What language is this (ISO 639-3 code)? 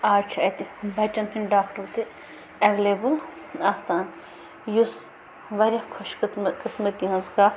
kas